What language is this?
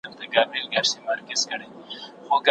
Pashto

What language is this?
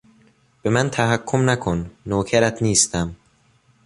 Persian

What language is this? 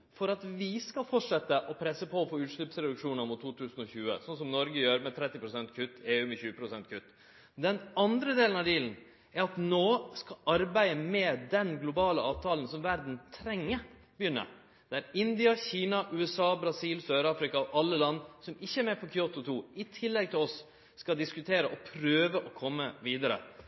Norwegian Nynorsk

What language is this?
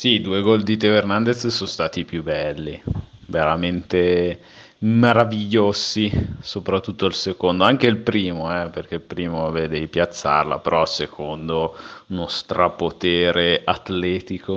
Italian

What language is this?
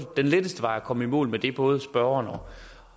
Danish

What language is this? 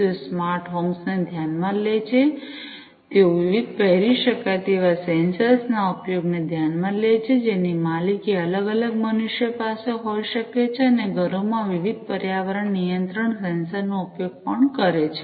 Gujarati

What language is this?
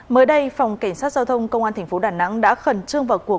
Vietnamese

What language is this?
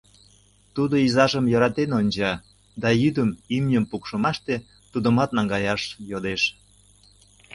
Mari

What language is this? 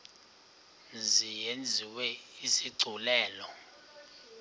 Xhosa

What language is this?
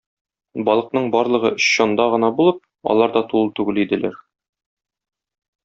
Tatar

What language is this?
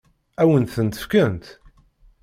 Kabyle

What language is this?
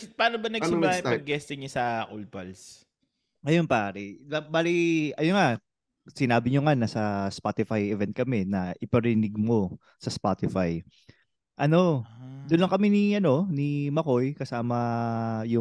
Filipino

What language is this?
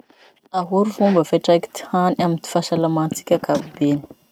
Masikoro Malagasy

